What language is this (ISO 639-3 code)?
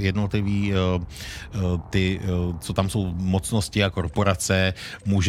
ces